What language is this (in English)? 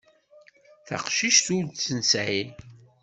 Kabyle